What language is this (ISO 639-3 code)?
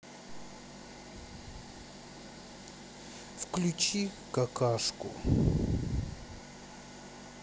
rus